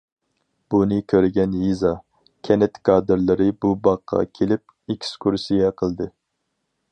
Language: Uyghur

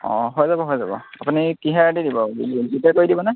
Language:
Assamese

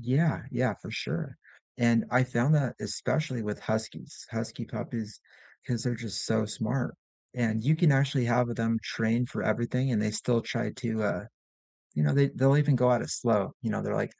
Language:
English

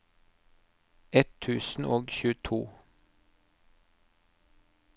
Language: Norwegian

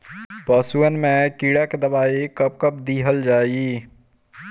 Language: Bhojpuri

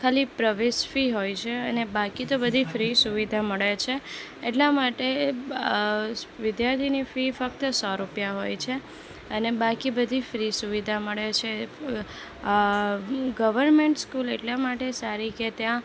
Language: Gujarati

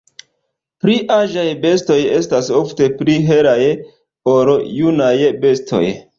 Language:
Esperanto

